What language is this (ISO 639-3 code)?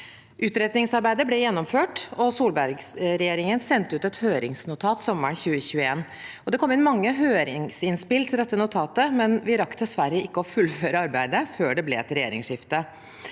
nor